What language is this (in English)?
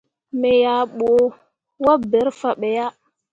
Mundang